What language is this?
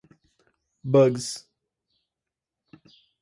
Portuguese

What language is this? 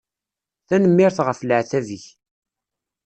Kabyle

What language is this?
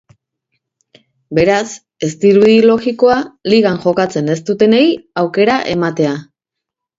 Basque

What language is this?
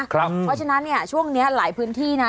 Thai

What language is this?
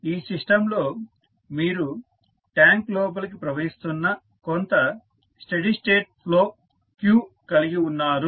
Telugu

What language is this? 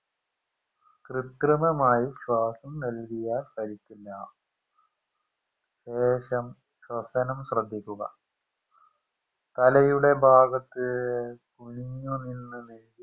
Malayalam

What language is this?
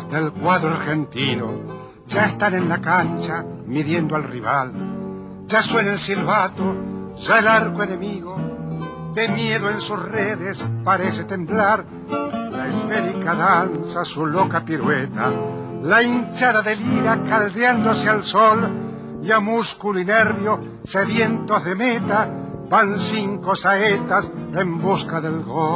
Turkish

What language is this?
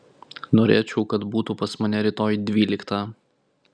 Lithuanian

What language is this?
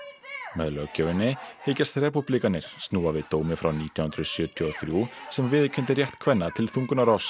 Icelandic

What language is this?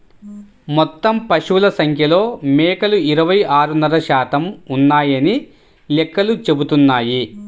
Telugu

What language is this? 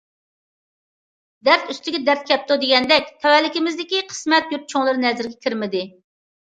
Uyghur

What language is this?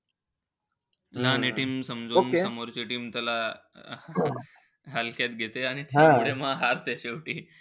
Marathi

